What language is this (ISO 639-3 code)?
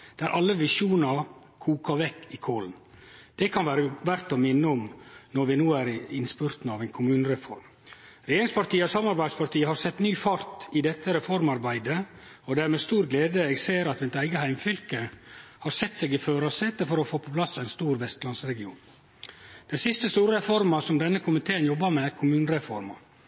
nno